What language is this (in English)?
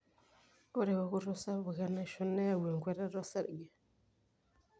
Masai